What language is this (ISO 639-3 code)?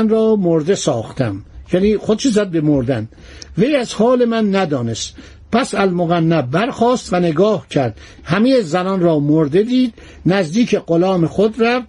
fas